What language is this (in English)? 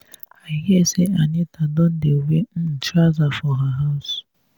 Nigerian Pidgin